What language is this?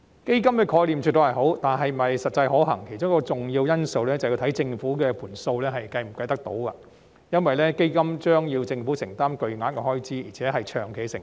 Cantonese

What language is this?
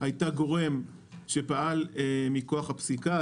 Hebrew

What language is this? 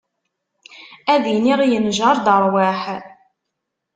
Kabyle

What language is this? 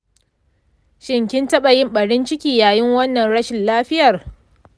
Hausa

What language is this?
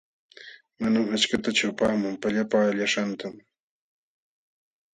Jauja Wanca Quechua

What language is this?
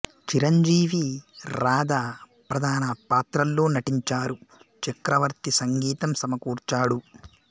Telugu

